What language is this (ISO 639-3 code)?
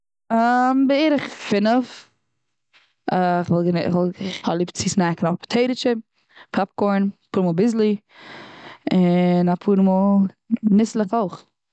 yid